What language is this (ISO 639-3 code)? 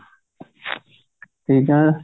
pan